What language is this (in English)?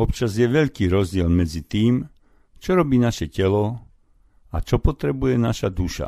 Slovak